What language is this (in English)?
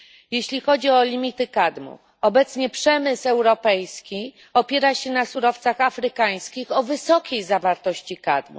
Polish